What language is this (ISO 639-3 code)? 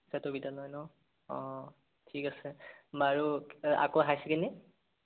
asm